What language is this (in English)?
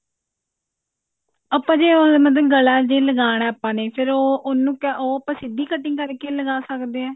Punjabi